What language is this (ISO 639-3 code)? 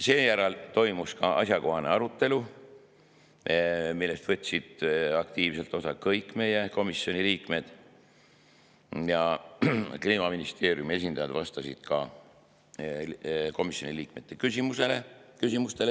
est